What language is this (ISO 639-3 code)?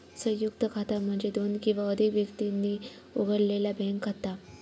mar